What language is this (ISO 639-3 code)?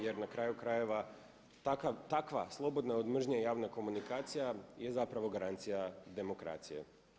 hrv